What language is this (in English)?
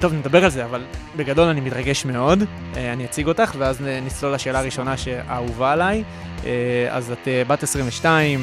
Hebrew